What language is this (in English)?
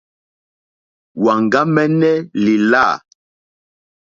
Mokpwe